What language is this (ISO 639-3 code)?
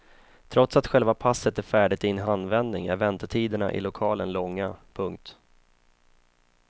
swe